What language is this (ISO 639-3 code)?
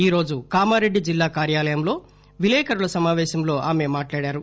tel